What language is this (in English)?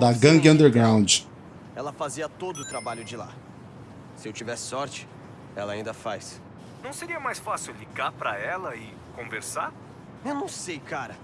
Portuguese